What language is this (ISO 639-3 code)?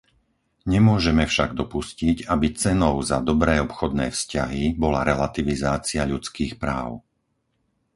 slk